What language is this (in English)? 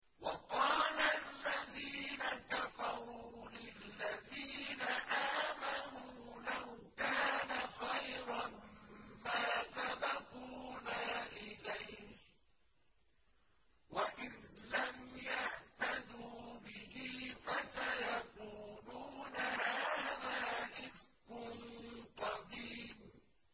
Arabic